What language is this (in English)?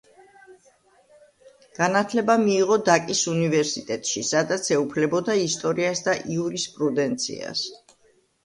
Georgian